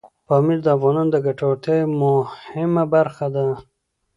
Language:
Pashto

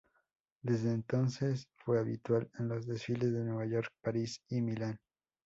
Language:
Spanish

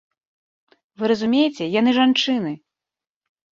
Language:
Belarusian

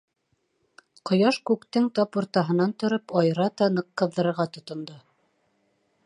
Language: Bashkir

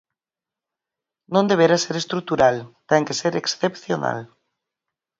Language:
Galician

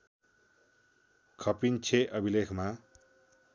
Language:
Nepali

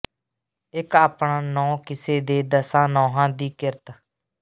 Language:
Punjabi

